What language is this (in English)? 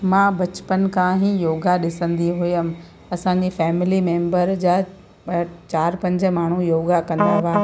Sindhi